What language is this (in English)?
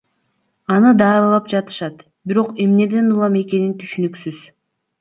Kyrgyz